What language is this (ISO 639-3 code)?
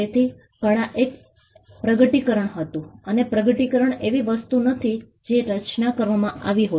guj